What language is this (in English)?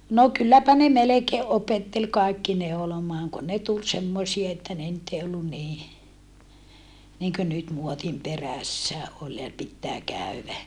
Finnish